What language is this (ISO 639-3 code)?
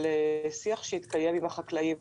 heb